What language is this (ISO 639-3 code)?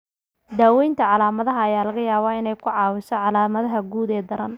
som